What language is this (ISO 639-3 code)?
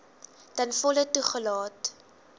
afr